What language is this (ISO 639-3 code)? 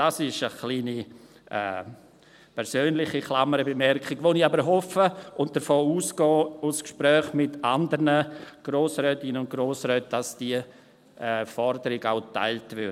gsw